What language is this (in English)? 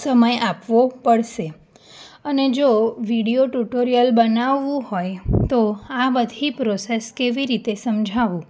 Gujarati